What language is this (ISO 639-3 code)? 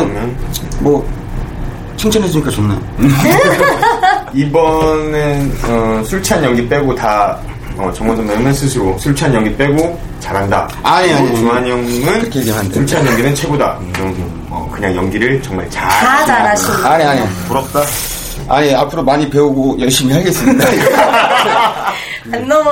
kor